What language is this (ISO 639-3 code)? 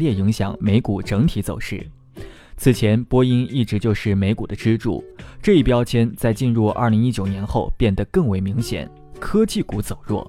zho